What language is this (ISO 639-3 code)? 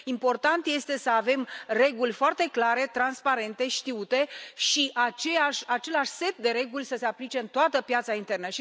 ron